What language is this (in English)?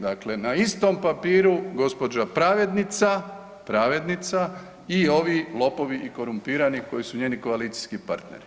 Croatian